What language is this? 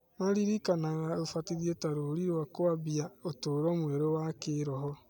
Kikuyu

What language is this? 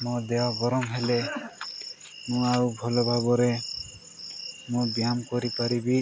Odia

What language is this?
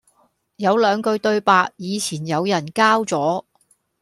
Cantonese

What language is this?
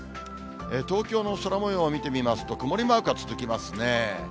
Japanese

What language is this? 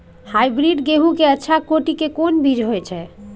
Maithili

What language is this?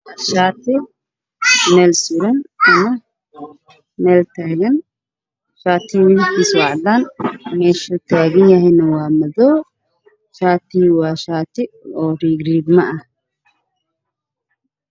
Somali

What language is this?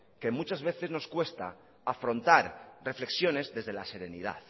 Spanish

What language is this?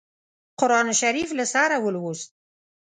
Pashto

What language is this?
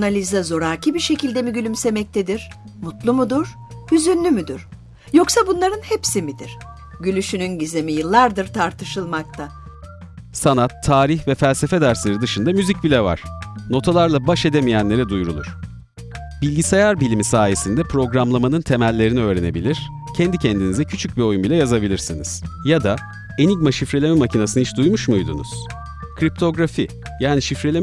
Turkish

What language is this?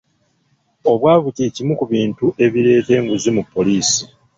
Ganda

